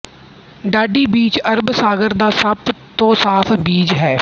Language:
Punjabi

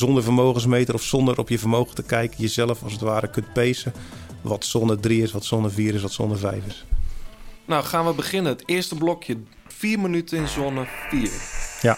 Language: Dutch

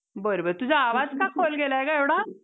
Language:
Marathi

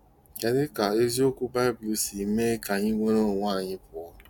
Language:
Igbo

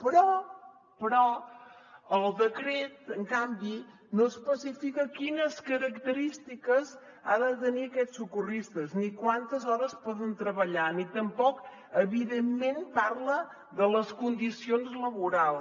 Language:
Catalan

